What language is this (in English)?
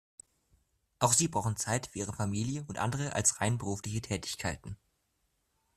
German